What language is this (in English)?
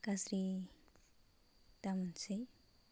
Bodo